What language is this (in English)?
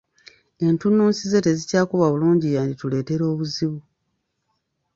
Ganda